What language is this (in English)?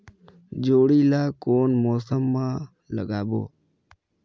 Chhattisgarhi